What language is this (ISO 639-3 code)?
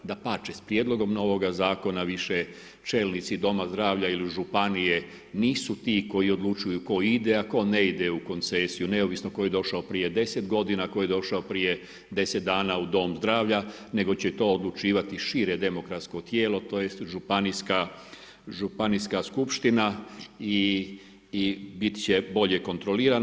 hrv